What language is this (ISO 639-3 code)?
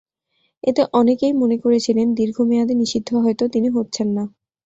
ben